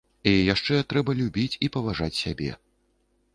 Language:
Belarusian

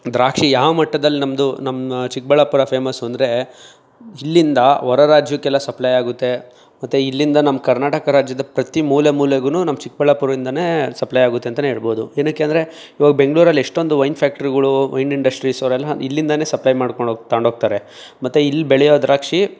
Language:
Kannada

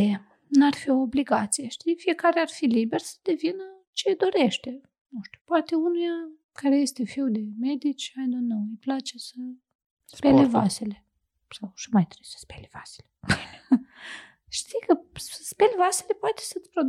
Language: Romanian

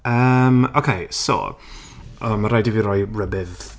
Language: Welsh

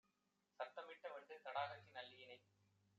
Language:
Tamil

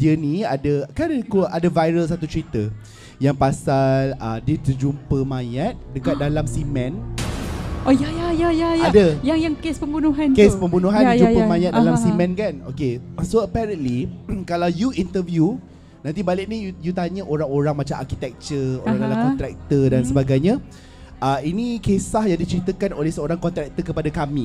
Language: Malay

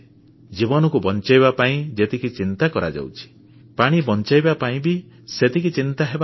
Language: Odia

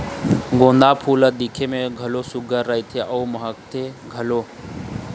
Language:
Chhattisgarhi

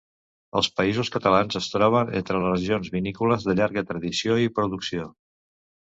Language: Catalan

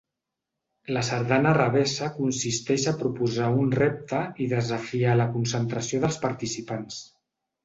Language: Catalan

